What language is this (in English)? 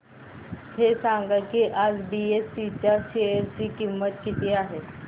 Marathi